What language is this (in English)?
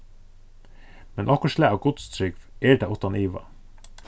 Faroese